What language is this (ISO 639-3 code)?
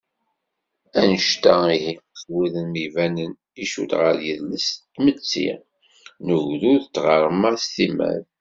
kab